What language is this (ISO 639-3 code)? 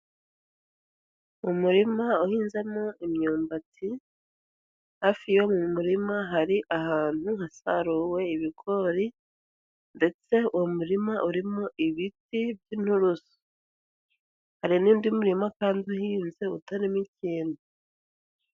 kin